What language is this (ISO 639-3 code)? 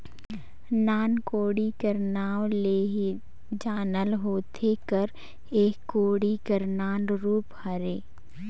hne